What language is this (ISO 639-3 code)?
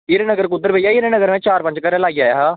doi